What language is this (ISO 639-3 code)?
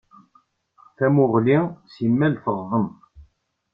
kab